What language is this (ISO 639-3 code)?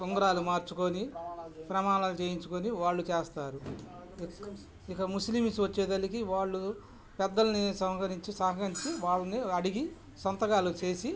tel